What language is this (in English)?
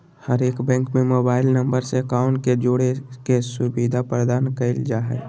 Magahi